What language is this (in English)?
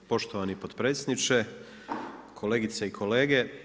Croatian